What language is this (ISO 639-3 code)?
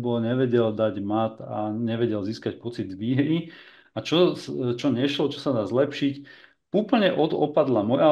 slk